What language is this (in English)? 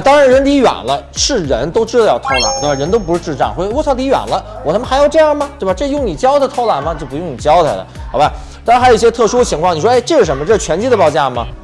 Chinese